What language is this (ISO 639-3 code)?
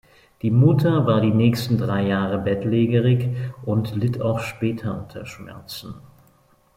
deu